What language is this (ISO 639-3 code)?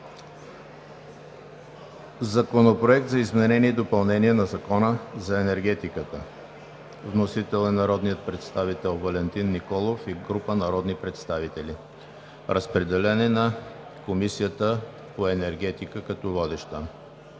bul